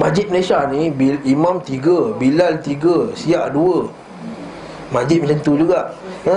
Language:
Malay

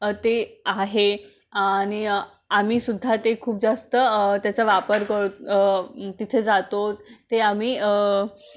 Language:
Marathi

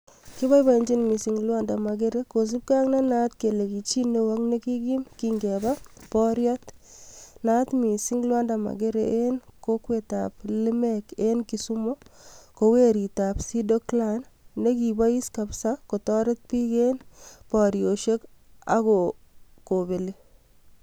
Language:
Kalenjin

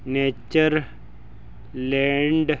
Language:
Punjabi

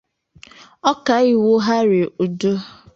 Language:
Igbo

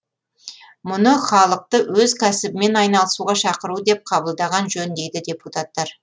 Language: Kazakh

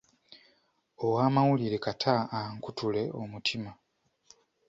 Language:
Ganda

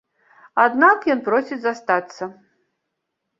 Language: Belarusian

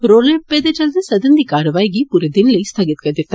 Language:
Dogri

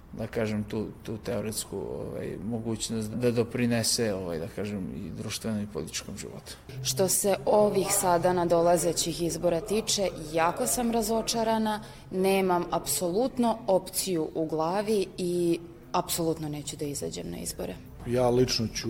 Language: Croatian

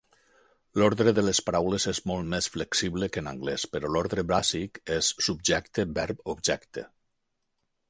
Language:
Catalan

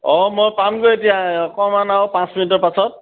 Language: Assamese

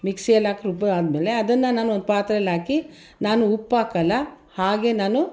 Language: Kannada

